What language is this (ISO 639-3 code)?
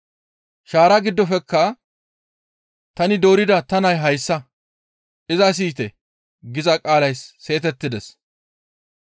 gmv